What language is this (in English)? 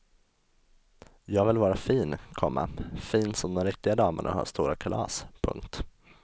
Swedish